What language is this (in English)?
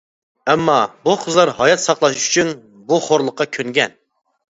Uyghur